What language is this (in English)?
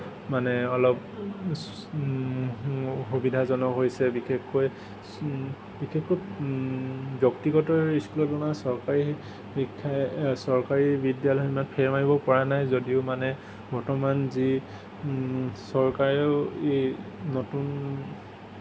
Assamese